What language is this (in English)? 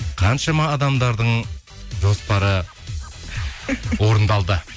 Kazakh